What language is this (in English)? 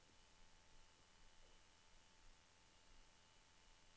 Norwegian